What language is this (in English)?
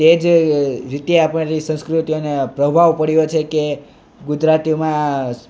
Gujarati